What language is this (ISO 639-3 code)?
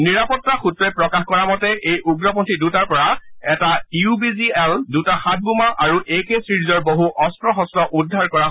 asm